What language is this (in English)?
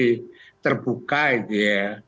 Indonesian